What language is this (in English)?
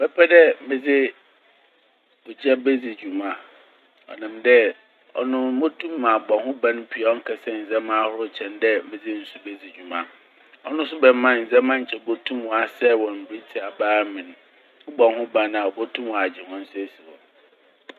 Akan